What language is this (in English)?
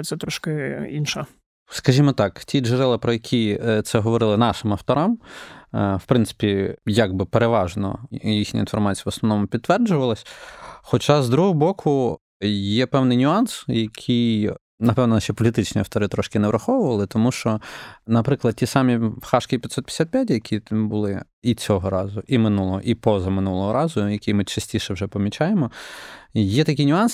Ukrainian